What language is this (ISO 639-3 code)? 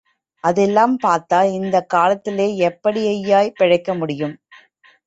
tam